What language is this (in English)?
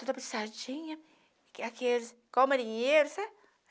Portuguese